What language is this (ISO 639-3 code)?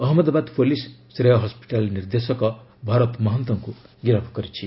ori